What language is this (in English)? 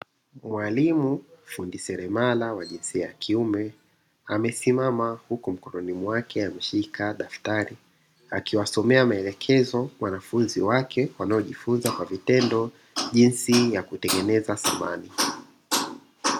Swahili